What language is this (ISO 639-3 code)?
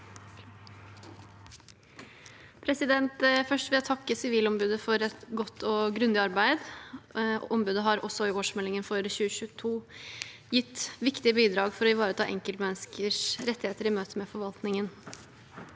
nor